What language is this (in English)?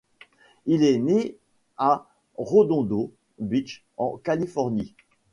French